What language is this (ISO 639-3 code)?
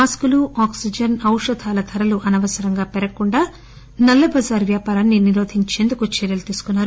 tel